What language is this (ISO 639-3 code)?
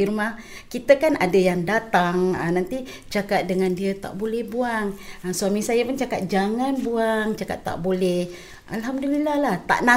msa